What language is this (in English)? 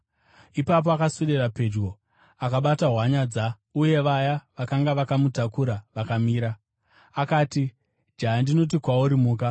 Shona